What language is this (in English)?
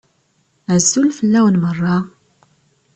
Kabyle